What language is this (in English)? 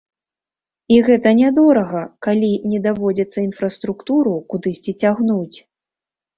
Belarusian